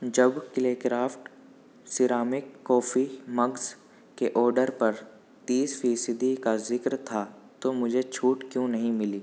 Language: Urdu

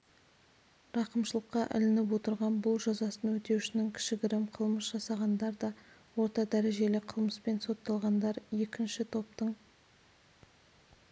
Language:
Kazakh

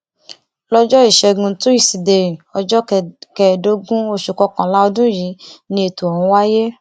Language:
Yoruba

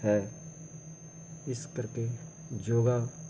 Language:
Punjabi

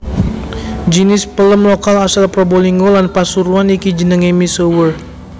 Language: Javanese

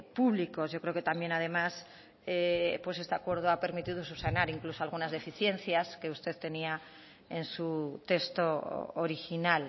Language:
Spanish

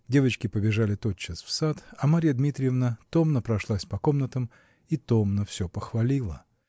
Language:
Russian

